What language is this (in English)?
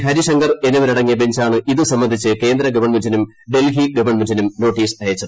Malayalam